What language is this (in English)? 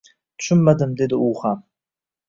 Uzbek